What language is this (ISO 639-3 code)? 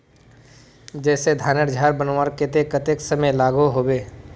mag